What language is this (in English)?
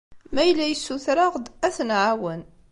Kabyle